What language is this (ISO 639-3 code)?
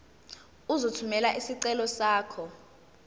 zul